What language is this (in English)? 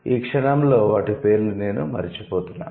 Telugu